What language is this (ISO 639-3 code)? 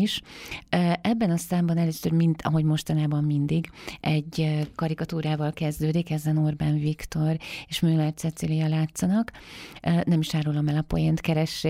hun